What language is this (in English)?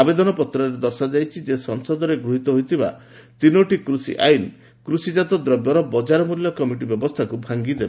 Odia